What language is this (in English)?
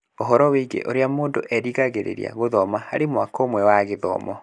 Kikuyu